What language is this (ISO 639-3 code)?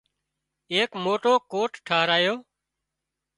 kxp